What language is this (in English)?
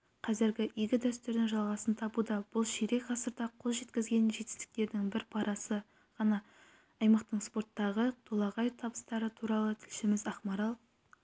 Kazakh